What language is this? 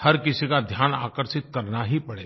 Hindi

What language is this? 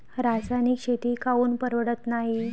Marathi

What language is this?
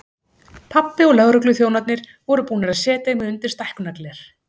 Icelandic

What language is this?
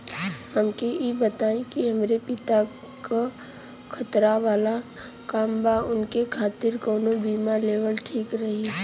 Bhojpuri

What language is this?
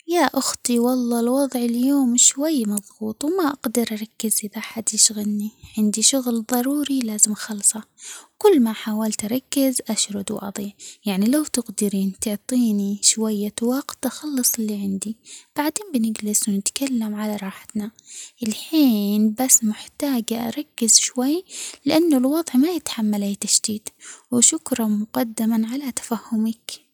Omani Arabic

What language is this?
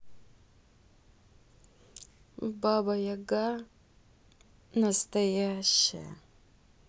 Russian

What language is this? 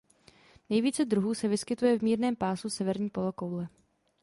Czech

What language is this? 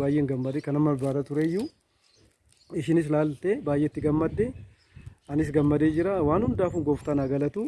Oromo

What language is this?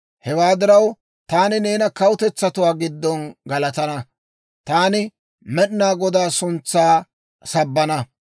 Dawro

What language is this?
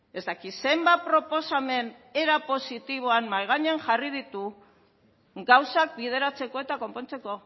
Basque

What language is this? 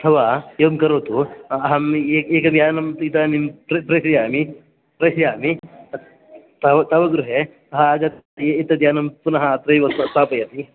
Sanskrit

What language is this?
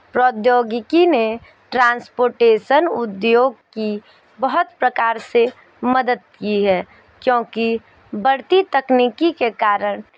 Hindi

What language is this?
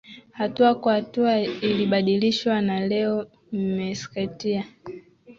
Swahili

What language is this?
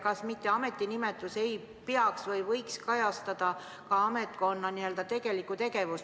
Estonian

